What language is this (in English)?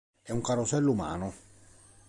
Italian